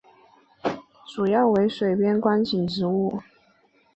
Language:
Chinese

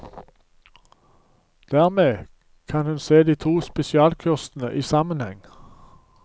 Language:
Norwegian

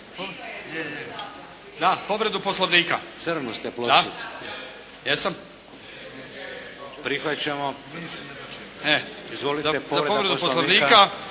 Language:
Croatian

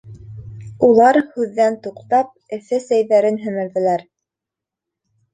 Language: Bashkir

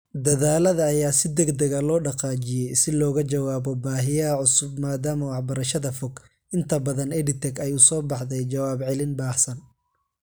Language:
Somali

